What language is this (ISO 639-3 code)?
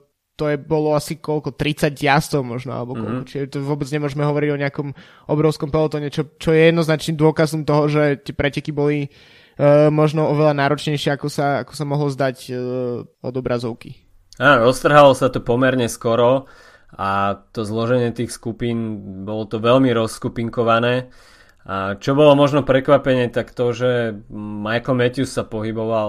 slk